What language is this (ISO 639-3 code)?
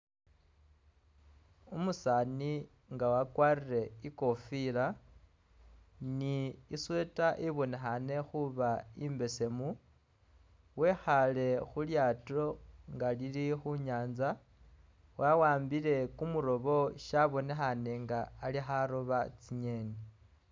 myx